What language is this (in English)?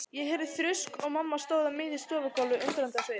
Icelandic